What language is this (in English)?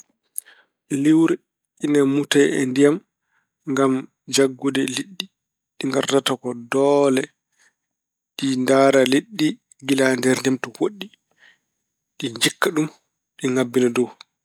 Fula